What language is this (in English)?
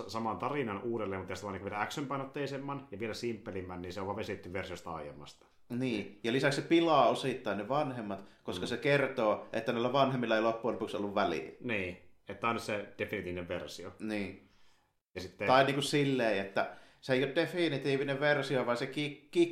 Finnish